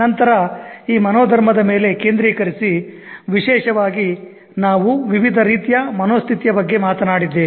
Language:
Kannada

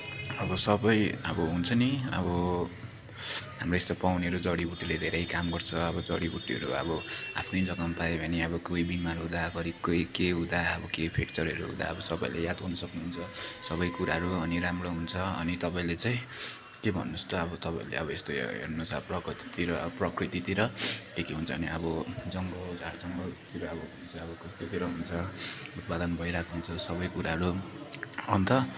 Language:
Nepali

